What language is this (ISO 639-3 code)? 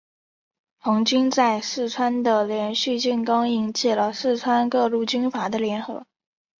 zho